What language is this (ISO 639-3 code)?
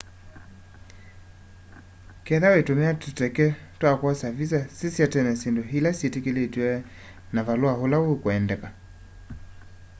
kam